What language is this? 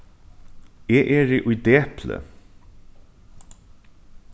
Faroese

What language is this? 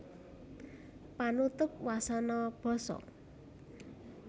Javanese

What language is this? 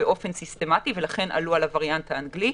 Hebrew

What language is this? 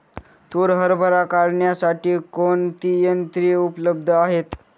Marathi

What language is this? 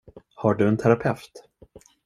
Swedish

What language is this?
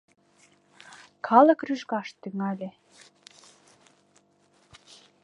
Mari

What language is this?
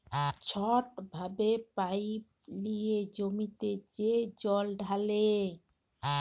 Bangla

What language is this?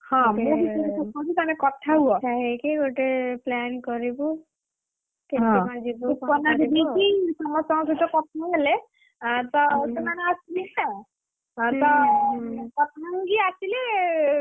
Odia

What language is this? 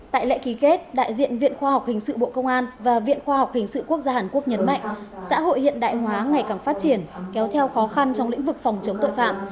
Vietnamese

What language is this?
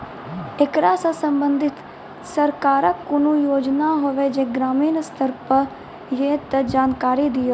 Maithili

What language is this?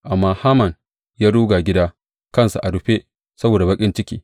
Hausa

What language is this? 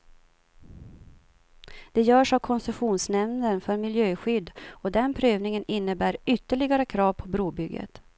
Swedish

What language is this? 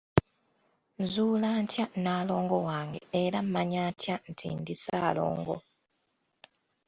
Ganda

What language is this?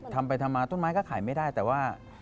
Thai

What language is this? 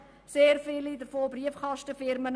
Swiss German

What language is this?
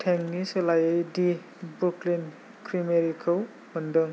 Bodo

